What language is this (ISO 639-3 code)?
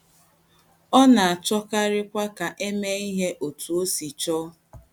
ibo